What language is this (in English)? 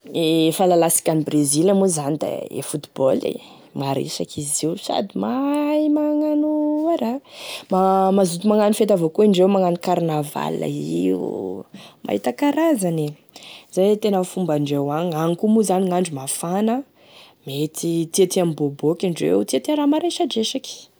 Tesaka Malagasy